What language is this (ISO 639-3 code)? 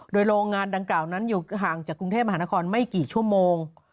tha